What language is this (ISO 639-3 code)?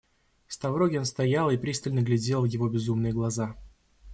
rus